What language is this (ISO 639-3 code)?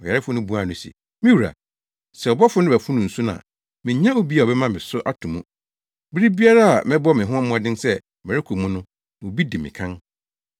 aka